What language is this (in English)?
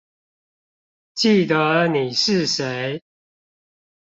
Chinese